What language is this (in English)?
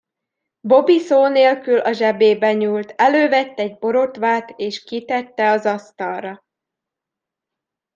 Hungarian